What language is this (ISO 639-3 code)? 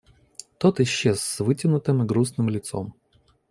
rus